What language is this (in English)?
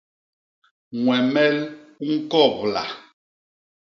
Basaa